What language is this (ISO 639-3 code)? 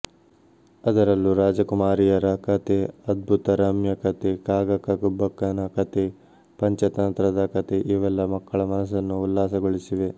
kan